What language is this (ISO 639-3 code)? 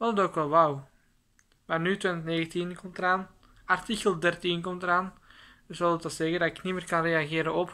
nld